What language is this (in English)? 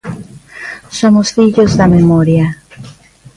Galician